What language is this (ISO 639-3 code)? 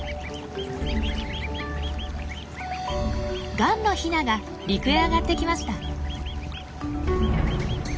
jpn